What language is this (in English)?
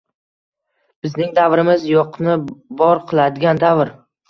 Uzbek